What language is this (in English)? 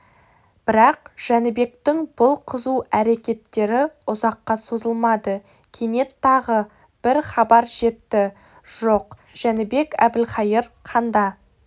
Kazakh